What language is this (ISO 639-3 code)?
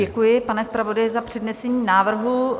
ces